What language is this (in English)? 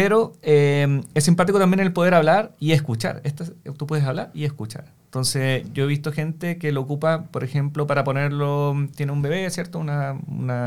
Spanish